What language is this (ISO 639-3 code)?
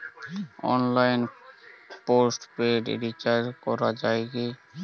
ben